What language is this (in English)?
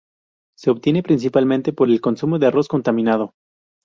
Spanish